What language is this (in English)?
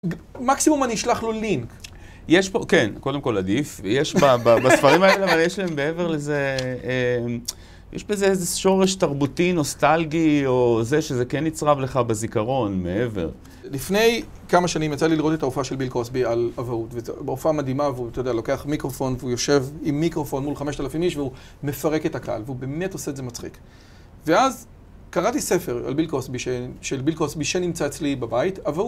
Hebrew